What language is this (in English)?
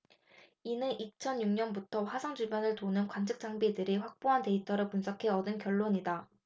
Korean